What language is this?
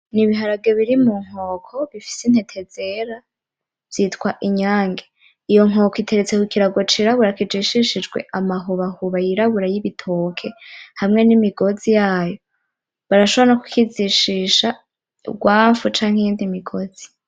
Rundi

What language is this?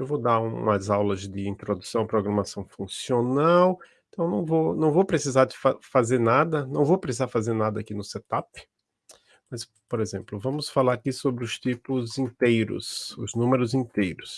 Portuguese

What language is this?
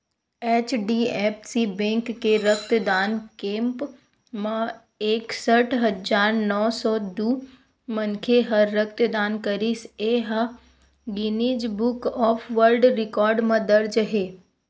Chhattisgarhi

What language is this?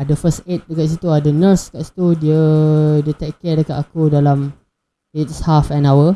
Malay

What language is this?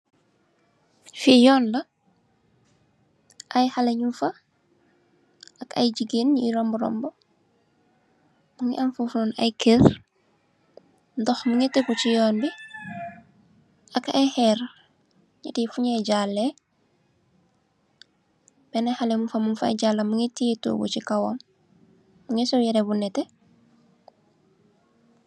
Wolof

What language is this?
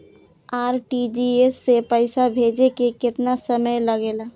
Bhojpuri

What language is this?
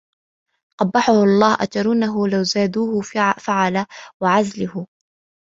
Arabic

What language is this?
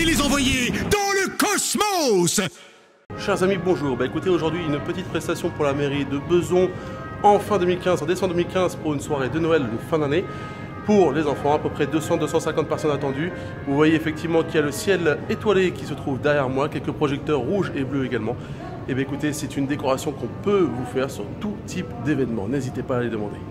French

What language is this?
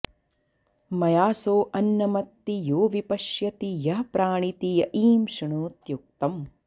Sanskrit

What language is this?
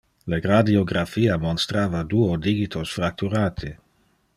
Interlingua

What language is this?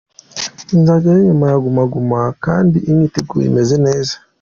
Kinyarwanda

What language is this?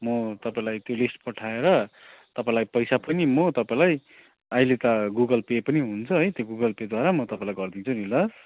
Nepali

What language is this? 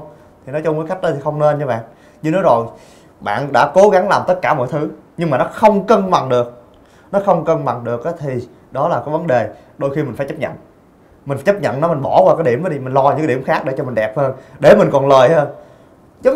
Vietnamese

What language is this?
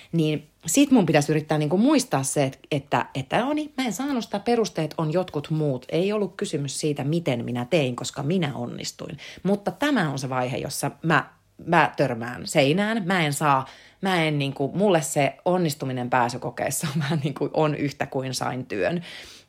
Finnish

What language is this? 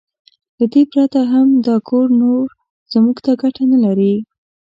Pashto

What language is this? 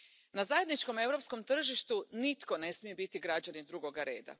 Croatian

